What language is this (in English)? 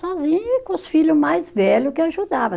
Portuguese